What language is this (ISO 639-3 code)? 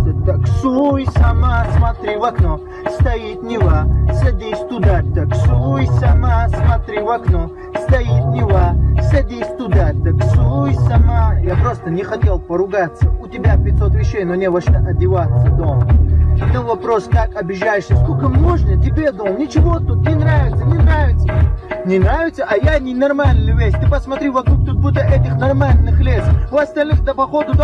rus